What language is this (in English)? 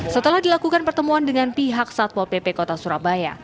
Indonesian